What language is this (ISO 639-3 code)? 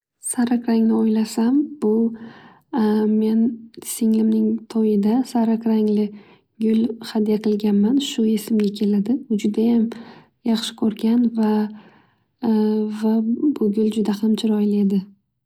uzb